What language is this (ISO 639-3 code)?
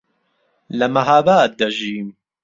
ckb